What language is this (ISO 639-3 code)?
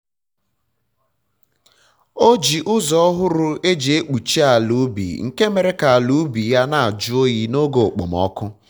ibo